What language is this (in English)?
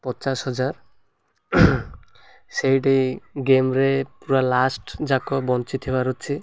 Odia